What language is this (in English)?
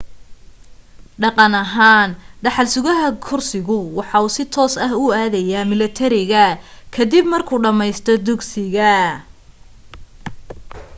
Somali